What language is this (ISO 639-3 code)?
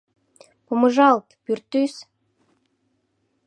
chm